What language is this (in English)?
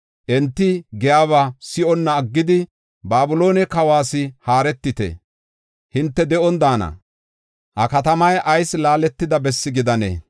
Gofa